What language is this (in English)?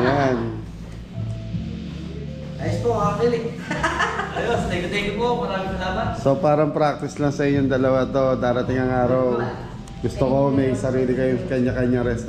Filipino